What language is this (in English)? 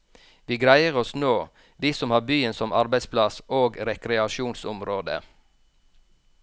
Norwegian